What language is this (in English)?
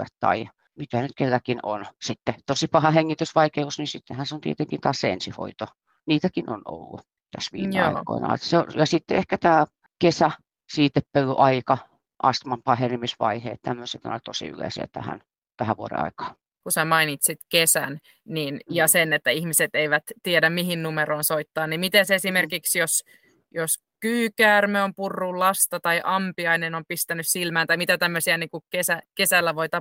Finnish